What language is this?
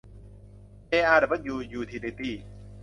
Thai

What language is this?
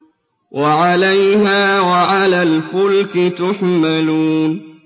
Arabic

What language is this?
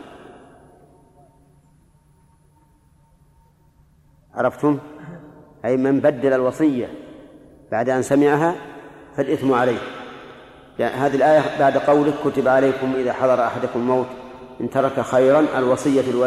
Arabic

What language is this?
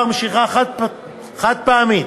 Hebrew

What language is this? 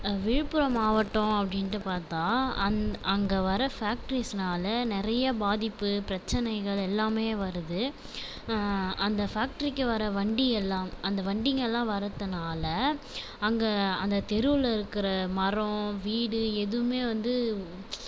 Tamil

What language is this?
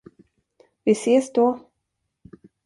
Swedish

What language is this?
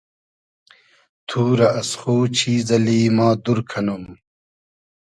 Hazaragi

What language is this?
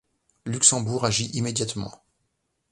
French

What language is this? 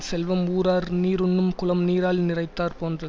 Tamil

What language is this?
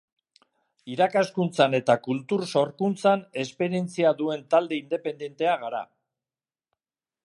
Basque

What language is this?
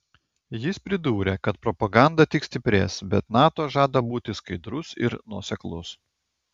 Lithuanian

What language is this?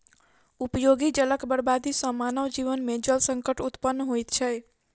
Maithili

